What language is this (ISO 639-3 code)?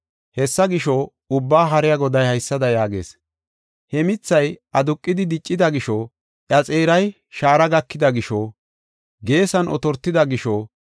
gof